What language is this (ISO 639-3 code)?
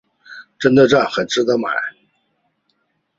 zho